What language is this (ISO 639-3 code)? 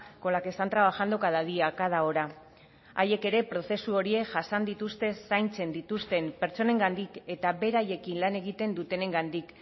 eus